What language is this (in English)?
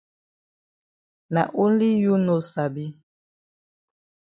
Cameroon Pidgin